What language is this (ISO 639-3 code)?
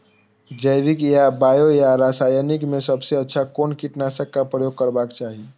mai